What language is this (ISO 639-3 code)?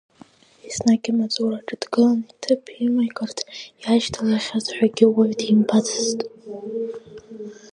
abk